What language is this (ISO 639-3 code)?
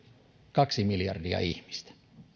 fin